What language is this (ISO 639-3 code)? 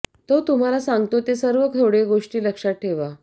mar